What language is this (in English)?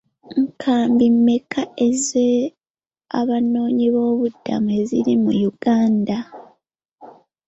Ganda